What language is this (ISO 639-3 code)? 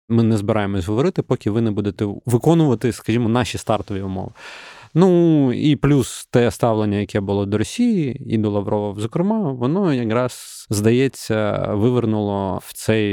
ukr